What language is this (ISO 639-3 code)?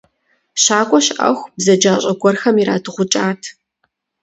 kbd